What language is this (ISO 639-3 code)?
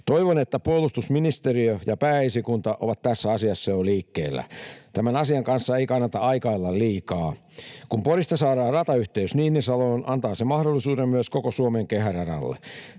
fin